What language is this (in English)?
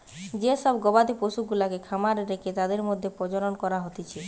Bangla